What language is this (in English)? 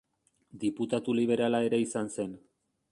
Basque